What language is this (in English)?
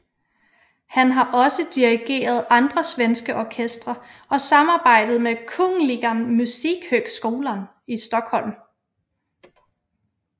Danish